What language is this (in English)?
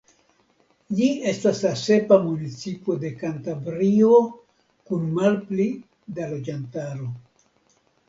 Esperanto